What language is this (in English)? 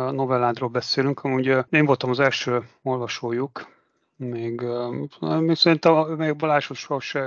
Hungarian